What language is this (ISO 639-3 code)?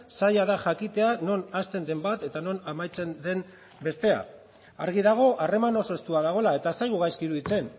eus